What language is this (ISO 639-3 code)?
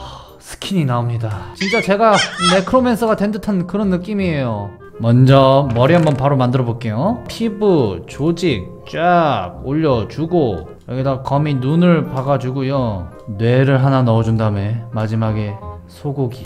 kor